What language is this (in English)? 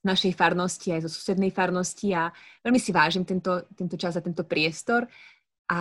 Slovak